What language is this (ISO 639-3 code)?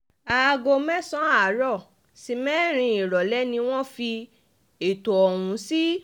yor